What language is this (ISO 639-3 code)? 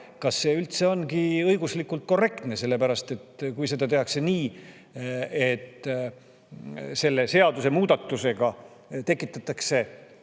est